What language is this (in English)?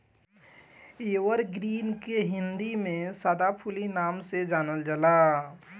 Bhojpuri